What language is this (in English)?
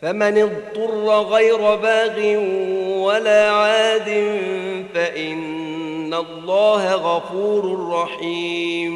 Arabic